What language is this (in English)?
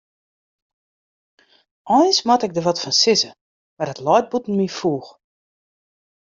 Western Frisian